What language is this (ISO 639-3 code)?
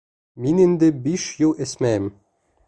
bak